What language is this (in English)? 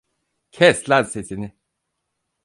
Turkish